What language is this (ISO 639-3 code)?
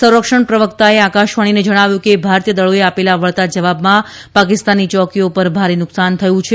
guj